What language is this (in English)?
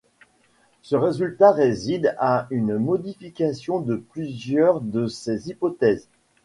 French